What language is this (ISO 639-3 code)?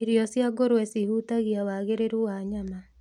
kik